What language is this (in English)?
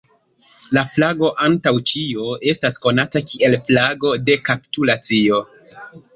Esperanto